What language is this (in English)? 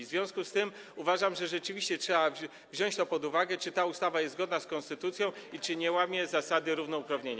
Polish